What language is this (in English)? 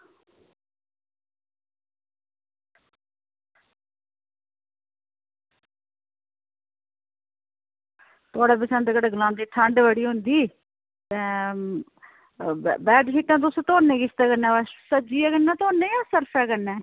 Dogri